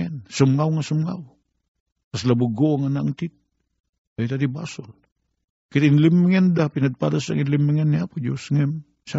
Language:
Filipino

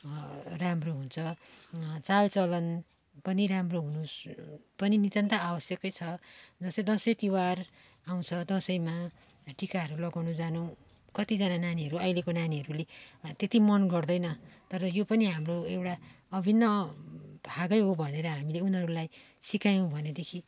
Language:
Nepali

